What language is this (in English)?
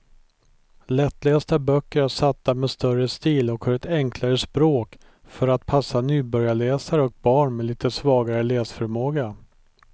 Swedish